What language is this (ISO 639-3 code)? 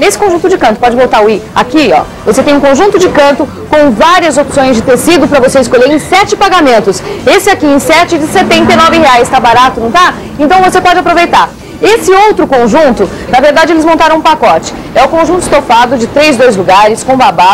por